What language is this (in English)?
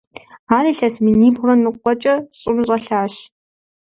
Kabardian